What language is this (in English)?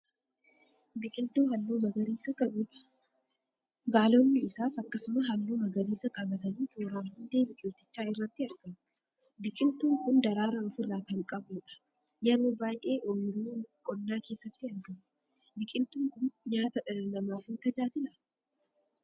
Oromo